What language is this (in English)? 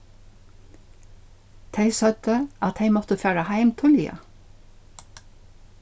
Faroese